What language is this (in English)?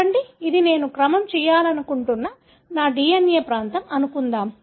Telugu